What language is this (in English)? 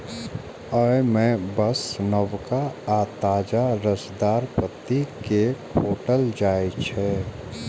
Maithili